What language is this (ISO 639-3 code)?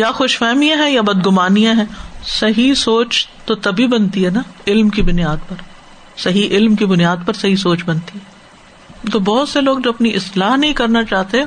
urd